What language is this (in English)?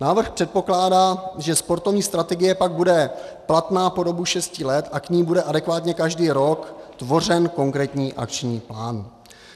Czech